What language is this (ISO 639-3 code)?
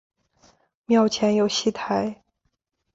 zho